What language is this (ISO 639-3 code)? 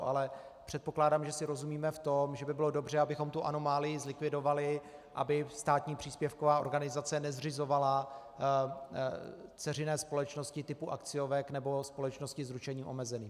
ces